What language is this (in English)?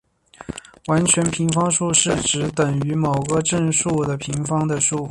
Chinese